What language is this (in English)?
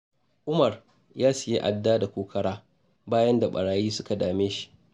Hausa